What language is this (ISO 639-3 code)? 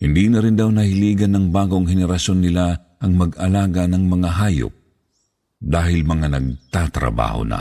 fil